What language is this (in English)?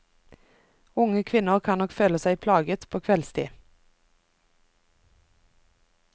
Norwegian